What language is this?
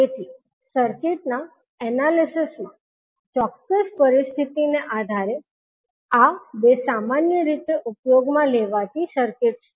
Gujarati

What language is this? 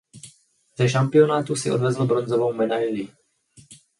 Czech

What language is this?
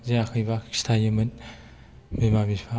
Bodo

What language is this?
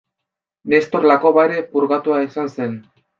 Basque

